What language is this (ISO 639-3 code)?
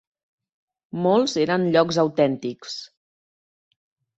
cat